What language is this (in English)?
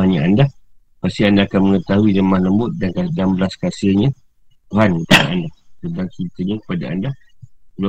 Malay